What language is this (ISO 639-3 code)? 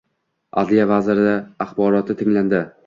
uzb